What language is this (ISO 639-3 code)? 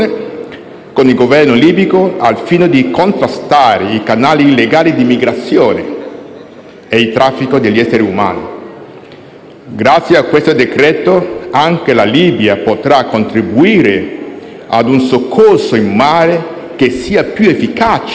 ita